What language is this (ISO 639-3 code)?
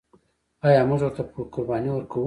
pus